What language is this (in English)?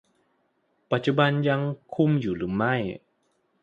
Thai